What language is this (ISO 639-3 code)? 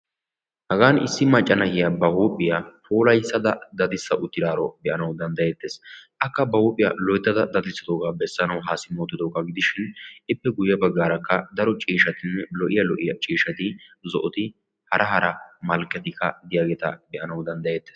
wal